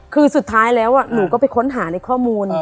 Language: Thai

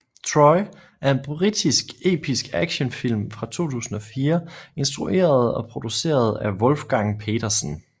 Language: Danish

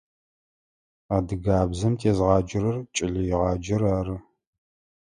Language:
Adyghe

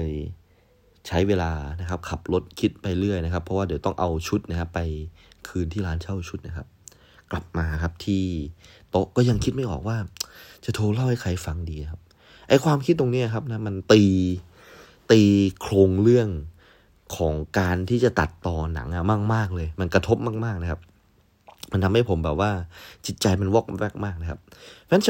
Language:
Thai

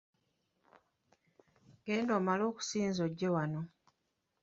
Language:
Ganda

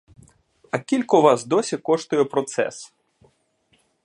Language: Ukrainian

